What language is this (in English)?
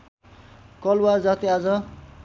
Nepali